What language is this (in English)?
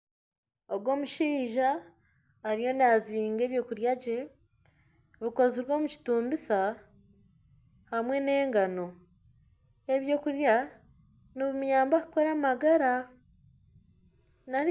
Nyankole